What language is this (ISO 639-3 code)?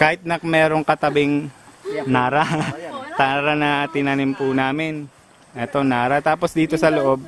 fil